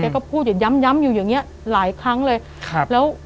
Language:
Thai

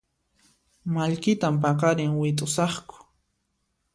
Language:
Puno Quechua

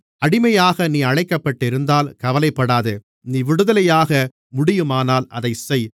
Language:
Tamil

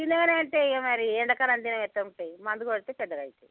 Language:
Telugu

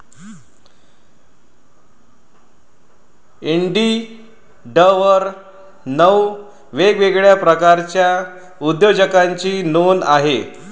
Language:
Marathi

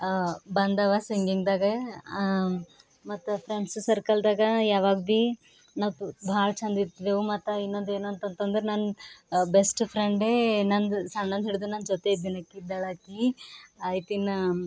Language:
Kannada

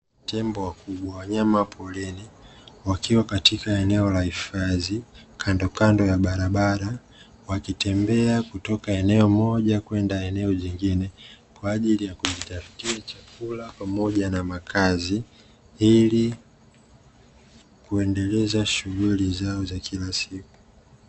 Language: Swahili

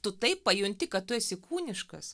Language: Lithuanian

